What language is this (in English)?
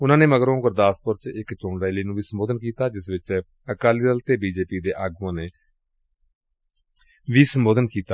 Punjabi